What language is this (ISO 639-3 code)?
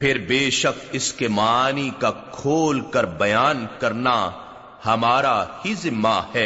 urd